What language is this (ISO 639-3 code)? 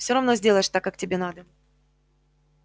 rus